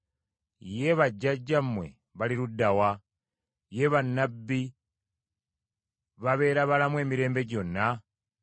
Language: Ganda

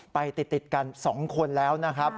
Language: Thai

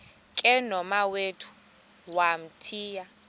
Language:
Xhosa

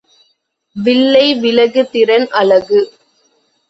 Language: Tamil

